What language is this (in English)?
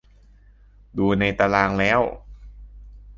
Thai